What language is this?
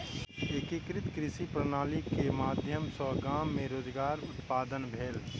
Maithili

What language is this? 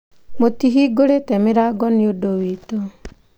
Kikuyu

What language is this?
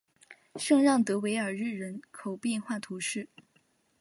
Chinese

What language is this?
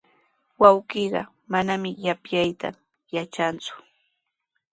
Sihuas Ancash Quechua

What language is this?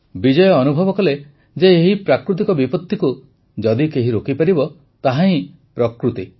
Odia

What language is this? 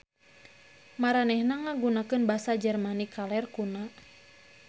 Sundanese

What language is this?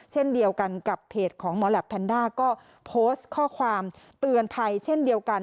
Thai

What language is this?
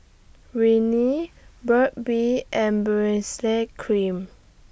English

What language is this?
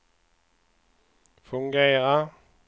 Swedish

